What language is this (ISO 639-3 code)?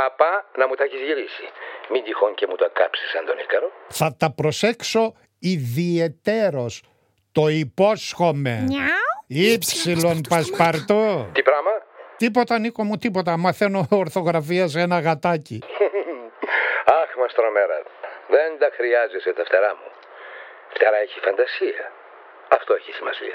ell